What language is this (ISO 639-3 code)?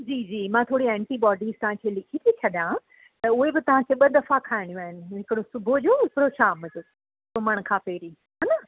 snd